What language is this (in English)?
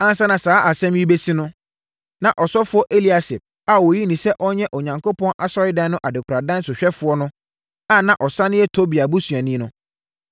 Akan